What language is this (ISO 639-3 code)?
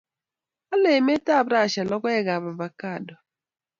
kln